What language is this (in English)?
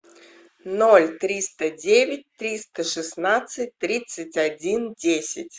Russian